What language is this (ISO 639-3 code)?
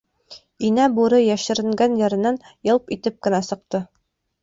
bak